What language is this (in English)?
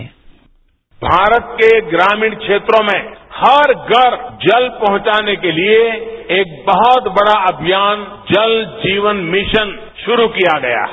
Hindi